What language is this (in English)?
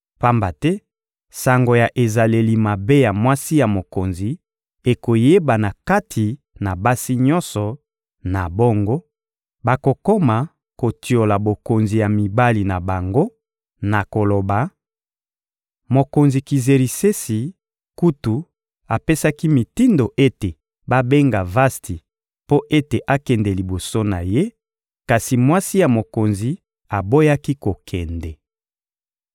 Lingala